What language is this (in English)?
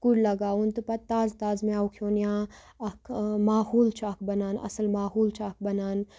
Kashmiri